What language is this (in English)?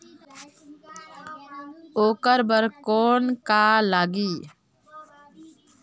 Chhattisgarhi